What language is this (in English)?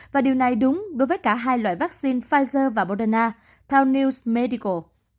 Vietnamese